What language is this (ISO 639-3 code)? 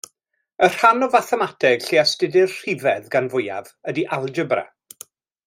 cym